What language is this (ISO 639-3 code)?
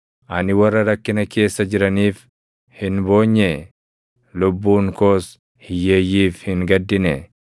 orm